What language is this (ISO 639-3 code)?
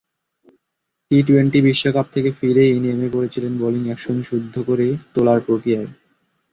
ben